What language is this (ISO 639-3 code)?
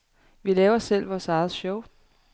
dan